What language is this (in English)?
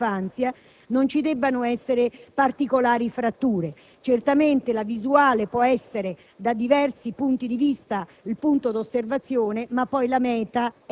Italian